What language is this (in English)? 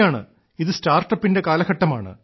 Malayalam